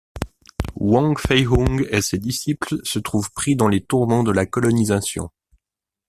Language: French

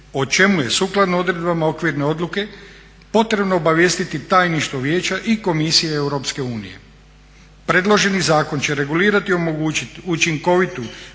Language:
Croatian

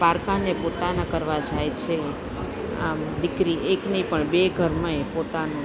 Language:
Gujarati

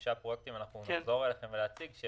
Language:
Hebrew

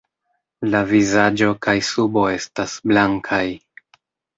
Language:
Esperanto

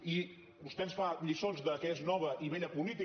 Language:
Catalan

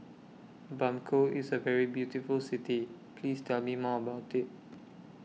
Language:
English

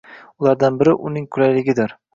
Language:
Uzbek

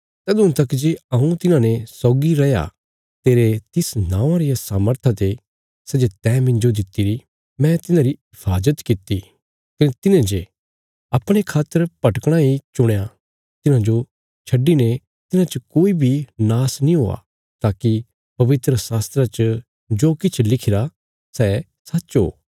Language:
Bilaspuri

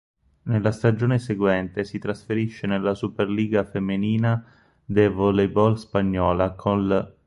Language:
Italian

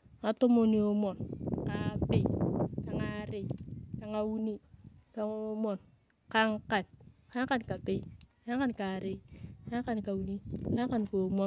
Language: Turkana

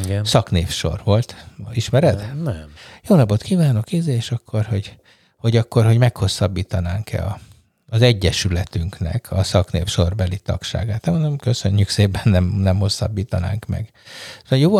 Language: Hungarian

